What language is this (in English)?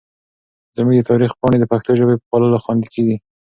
Pashto